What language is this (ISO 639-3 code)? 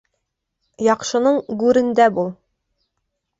bak